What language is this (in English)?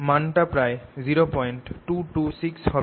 Bangla